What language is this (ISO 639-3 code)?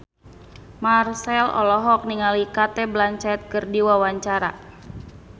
sun